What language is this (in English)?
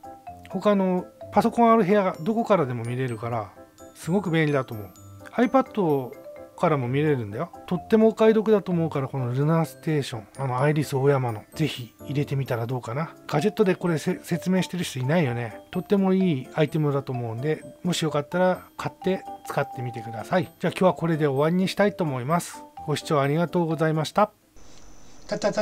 Japanese